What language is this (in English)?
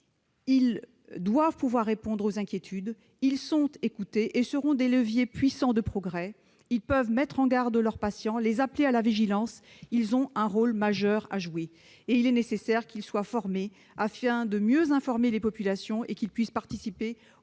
French